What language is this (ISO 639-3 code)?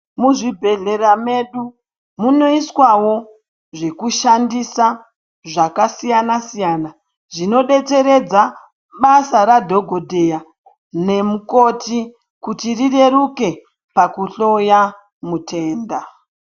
ndc